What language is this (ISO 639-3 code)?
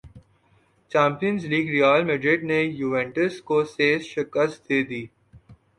urd